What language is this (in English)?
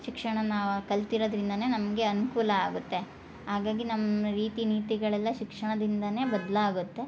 Kannada